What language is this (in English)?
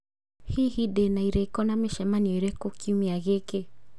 Kikuyu